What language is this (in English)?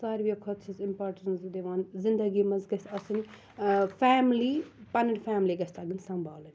Kashmiri